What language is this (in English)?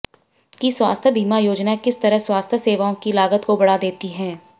Hindi